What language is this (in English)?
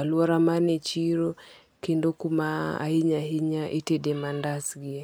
Luo (Kenya and Tanzania)